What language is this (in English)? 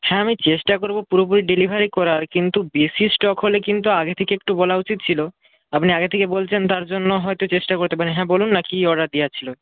Bangla